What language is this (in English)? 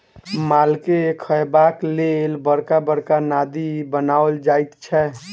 Maithili